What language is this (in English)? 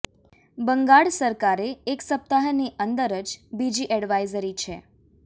Gujarati